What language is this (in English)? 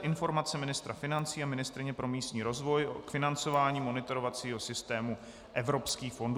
Czech